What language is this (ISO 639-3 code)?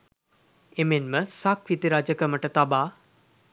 sin